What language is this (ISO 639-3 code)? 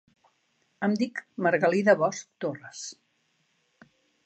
cat